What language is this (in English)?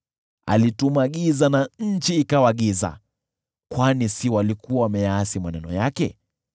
Swahili